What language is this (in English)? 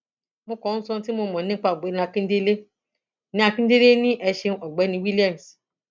Yoruba